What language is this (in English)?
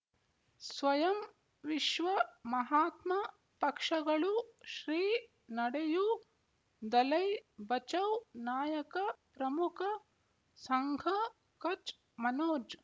Kannada